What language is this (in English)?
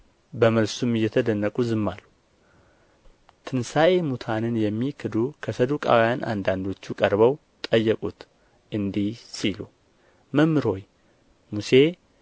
Amharic